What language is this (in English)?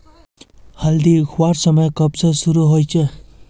Magahi